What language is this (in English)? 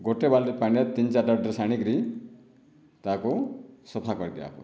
Odia